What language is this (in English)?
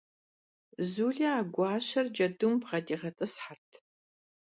Kabardian